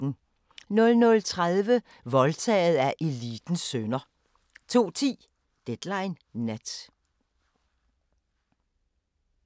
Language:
Danish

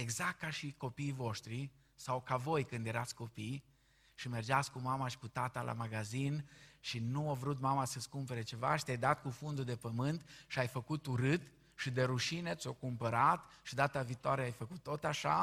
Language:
Romanian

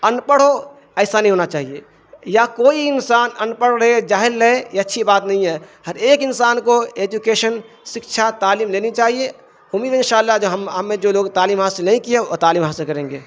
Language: Urdu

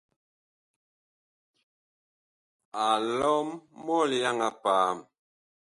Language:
Bakoko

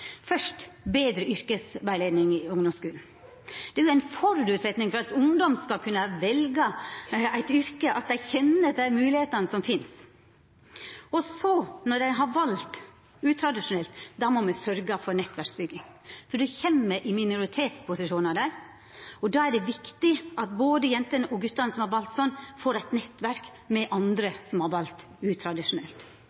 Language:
Norwegian Nynorsk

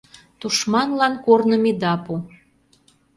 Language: Mari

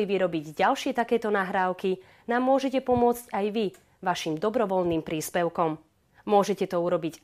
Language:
Slovak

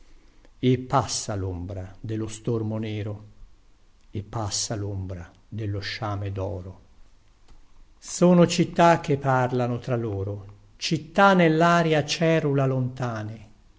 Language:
Italian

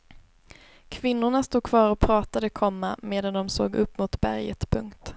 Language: Swedish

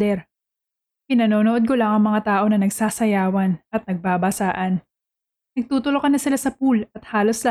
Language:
Filipino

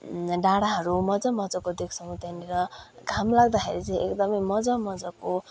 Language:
Nepali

